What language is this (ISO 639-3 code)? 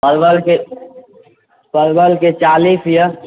mai